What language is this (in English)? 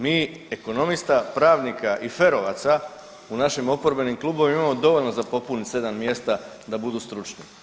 Croatian